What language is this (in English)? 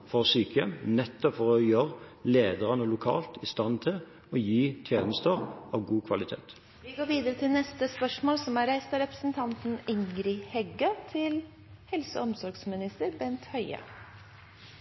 Norwegian